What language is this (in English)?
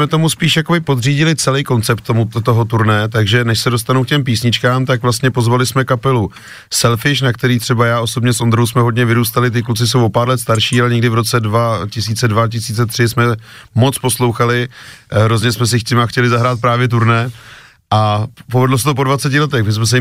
Czech